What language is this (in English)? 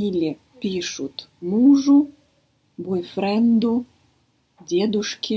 Russian